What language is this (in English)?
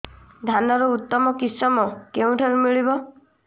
Odia